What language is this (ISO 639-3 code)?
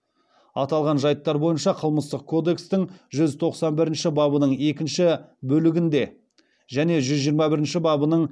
kaz